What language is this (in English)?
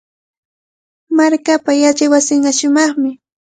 Cajatambo North Lima Quechua